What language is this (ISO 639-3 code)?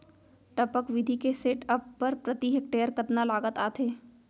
hne